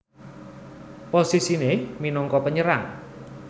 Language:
Javanese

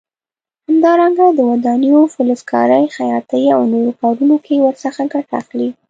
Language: Pashto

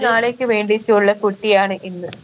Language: Malayalam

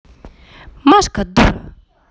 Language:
Russian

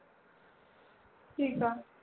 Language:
Punjabi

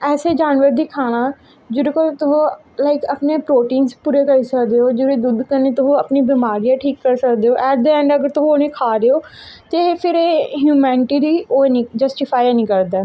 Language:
Dogri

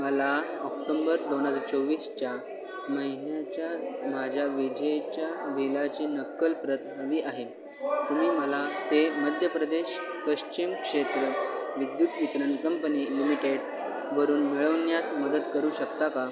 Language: Marathi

